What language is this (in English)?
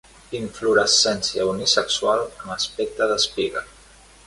Catalan